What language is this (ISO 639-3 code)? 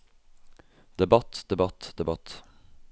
nor